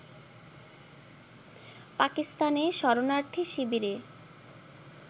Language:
Bangla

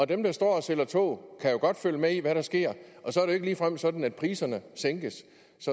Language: Danish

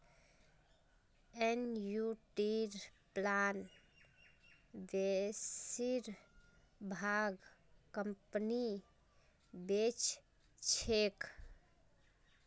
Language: Magahi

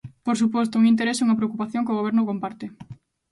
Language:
Galician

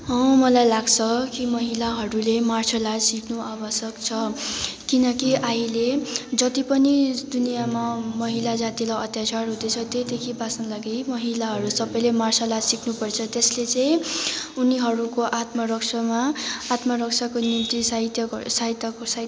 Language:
Nepali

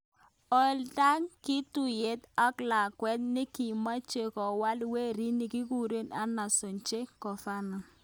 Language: Kalenjin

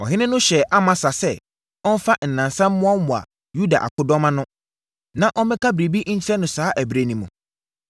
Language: Akan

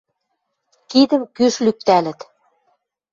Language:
Western Mari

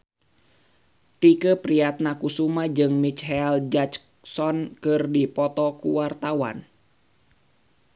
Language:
Sundanese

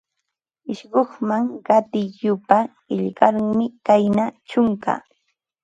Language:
Ambo-Pasco Quechua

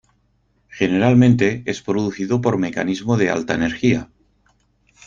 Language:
Spanish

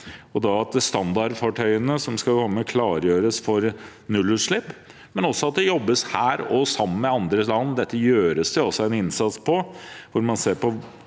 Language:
Norwegian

